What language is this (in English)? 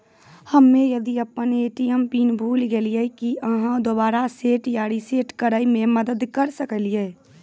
Maithili